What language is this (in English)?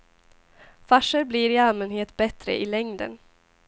Swedish